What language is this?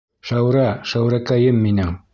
Bashkir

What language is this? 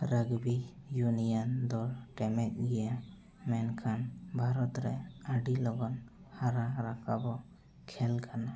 Santali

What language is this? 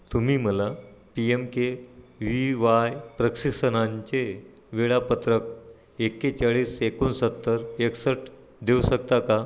Marathi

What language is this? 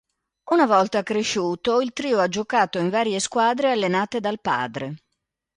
Italian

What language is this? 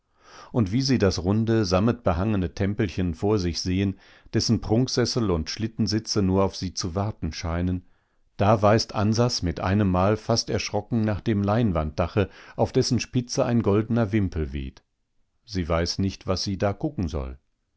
German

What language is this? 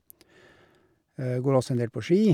Norwegian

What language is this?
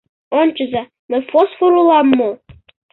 Mari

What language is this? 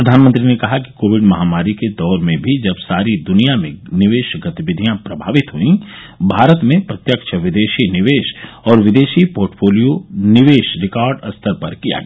Hindi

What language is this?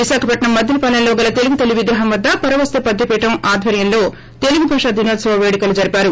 Telugu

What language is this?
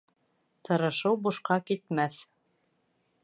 Bashkir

